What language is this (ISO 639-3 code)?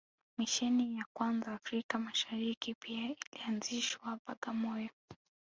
swa